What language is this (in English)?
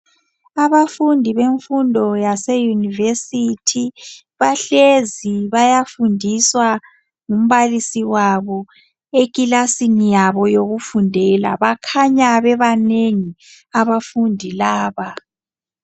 North Ndebele